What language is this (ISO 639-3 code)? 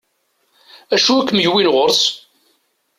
kab